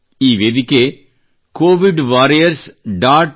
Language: Kannada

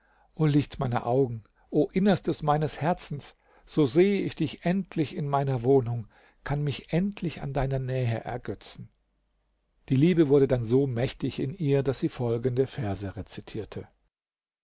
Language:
German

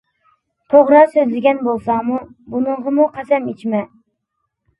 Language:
Uyghur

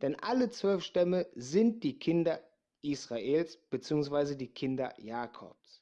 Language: German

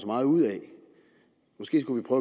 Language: Danish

